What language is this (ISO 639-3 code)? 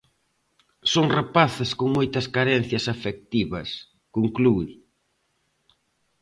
glg